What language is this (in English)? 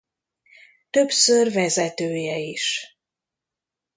Hungarian